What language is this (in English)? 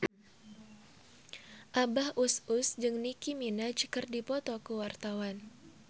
Sundanese